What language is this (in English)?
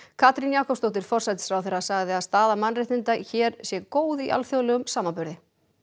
Icelandic